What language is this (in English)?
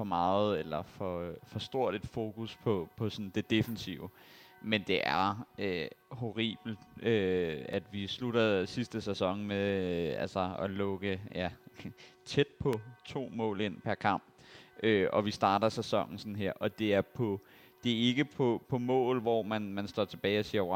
Danish